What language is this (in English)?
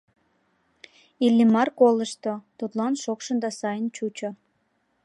Mari